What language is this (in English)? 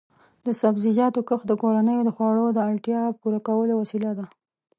Pashto